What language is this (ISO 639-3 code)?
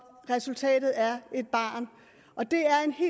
dan